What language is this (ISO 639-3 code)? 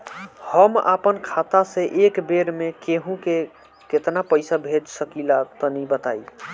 bho